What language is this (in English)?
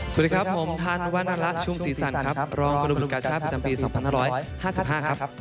Thai